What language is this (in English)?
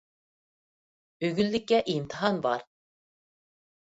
Uyghur